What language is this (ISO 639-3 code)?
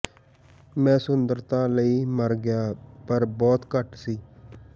pan